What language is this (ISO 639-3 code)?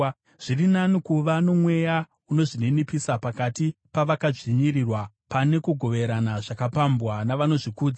sna